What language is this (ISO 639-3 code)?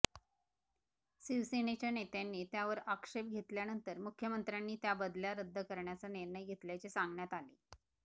mar